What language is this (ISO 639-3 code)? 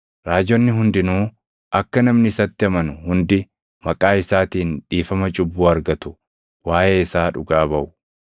orm